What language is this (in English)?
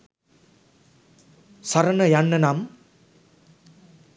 Sinhala